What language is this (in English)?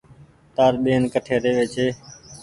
Goaria